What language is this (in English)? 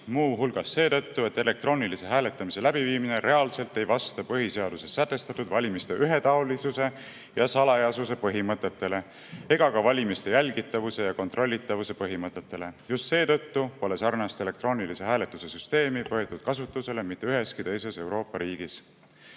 Estonian